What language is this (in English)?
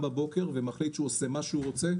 Hebrew